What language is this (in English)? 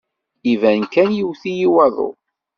Kabyle